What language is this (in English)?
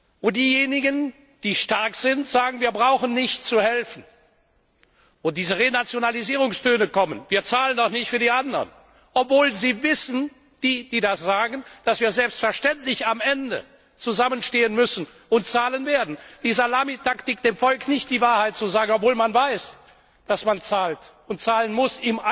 German